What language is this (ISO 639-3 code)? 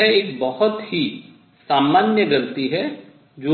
hin